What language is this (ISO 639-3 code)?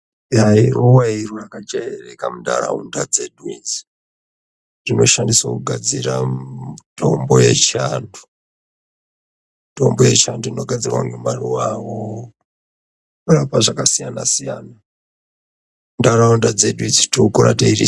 ndc